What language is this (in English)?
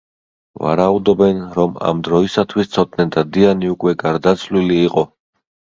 Georgian